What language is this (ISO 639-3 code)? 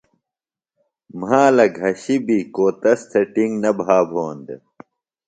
phl